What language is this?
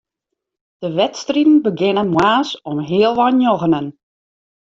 Western Frisian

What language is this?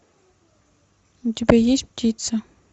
Russian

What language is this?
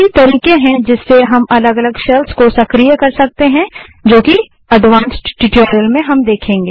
Hindi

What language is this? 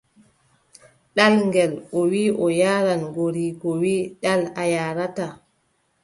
Adamawa Fulfulde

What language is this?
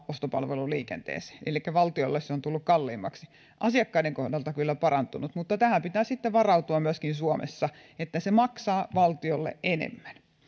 Finnish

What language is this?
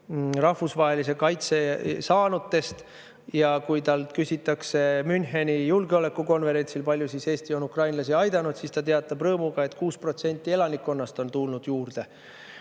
Estonian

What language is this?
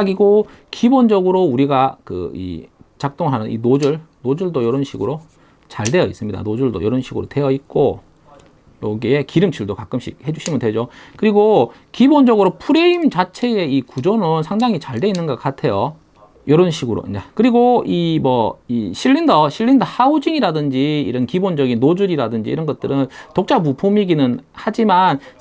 Korean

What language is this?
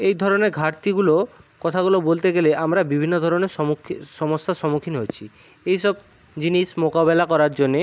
Bangla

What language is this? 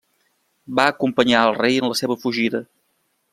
Catalan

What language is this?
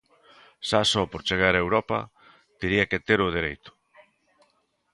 Galician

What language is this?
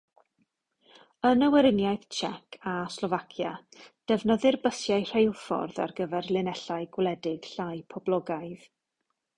Welsh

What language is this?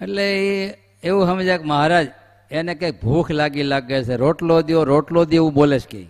Gujarati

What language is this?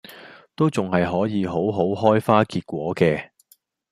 Cantonese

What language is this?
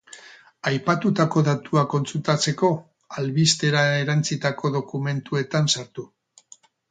Basque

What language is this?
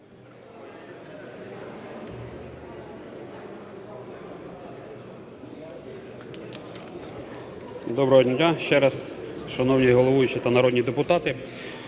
Ukrainian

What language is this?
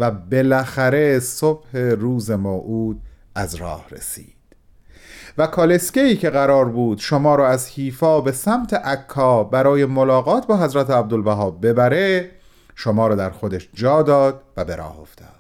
Persian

